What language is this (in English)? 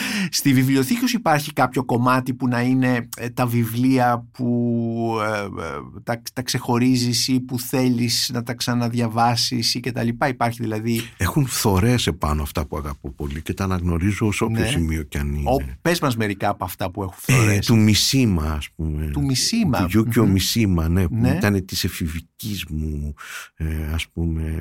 Greek